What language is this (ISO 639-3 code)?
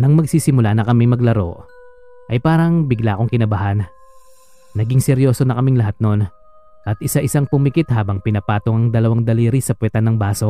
fil